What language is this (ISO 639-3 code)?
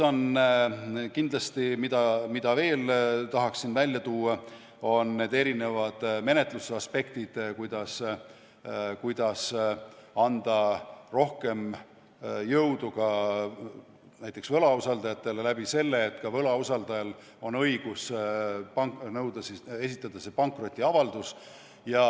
est